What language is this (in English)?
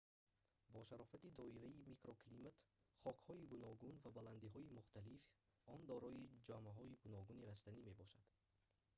Tajik